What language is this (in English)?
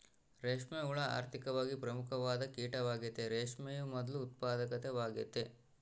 Kannada